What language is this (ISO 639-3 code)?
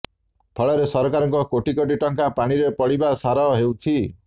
ori